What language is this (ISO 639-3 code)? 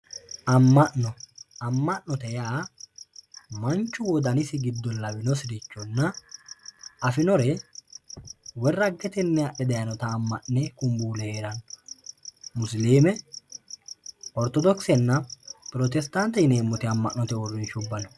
sid